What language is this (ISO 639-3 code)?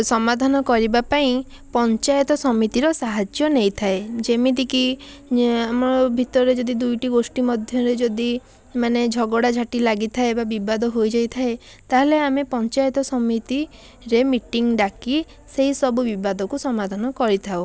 ori